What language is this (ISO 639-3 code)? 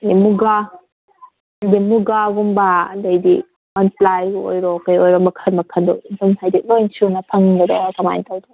mni